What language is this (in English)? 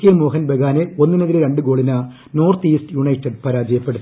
Malayalam